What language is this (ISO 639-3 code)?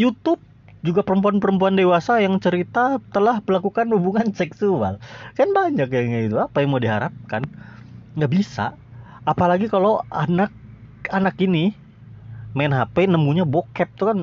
ind